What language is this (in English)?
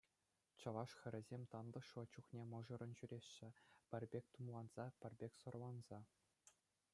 Chuvash